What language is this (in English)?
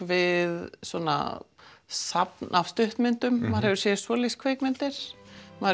Icelandic